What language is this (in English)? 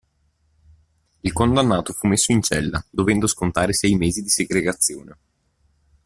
Italian